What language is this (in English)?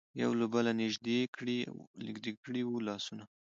Pashto